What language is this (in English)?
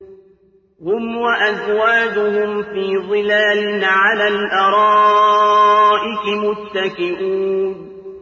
Arabic